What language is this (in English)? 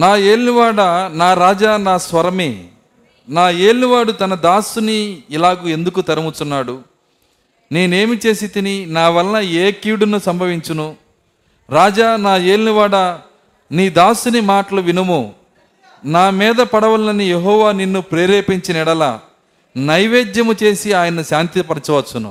Telugu